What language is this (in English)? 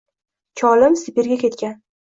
Uzbek